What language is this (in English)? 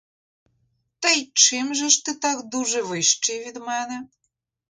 Ukrainian